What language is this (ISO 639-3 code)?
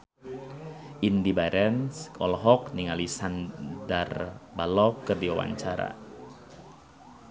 sun